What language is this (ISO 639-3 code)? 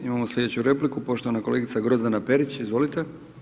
hrv